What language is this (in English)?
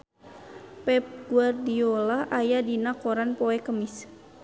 Sundanese